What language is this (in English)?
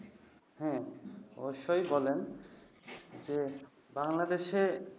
Bangla